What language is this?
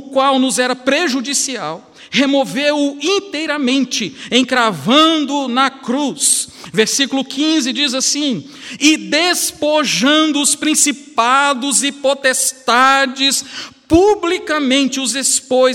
Portuguese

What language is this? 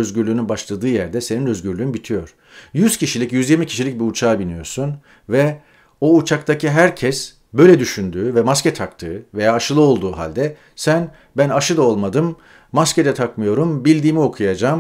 Turkish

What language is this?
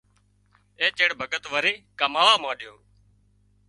Wadiyara Koli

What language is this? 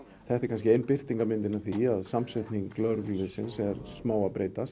Icelandic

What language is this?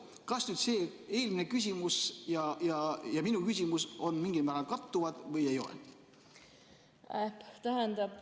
Estonian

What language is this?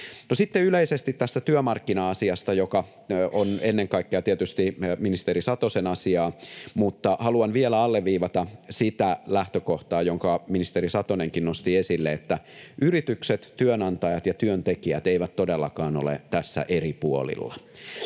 Finnish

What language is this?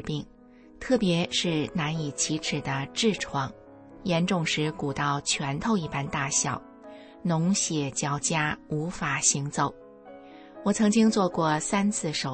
Chinese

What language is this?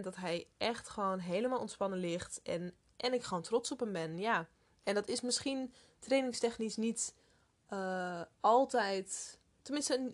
Dutch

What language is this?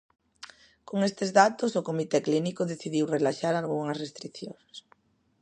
Galician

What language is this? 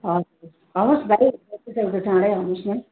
Nepali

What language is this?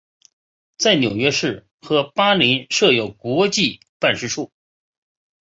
Chinese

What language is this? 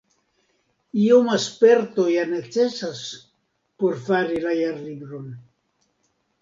Esperanto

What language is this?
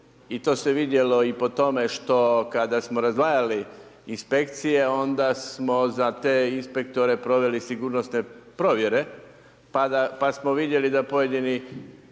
Croatian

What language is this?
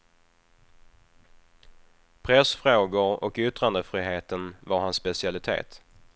Swedish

